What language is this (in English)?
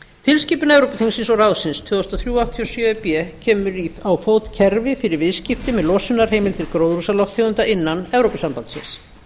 Icelandic